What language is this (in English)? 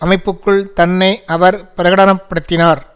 Tamil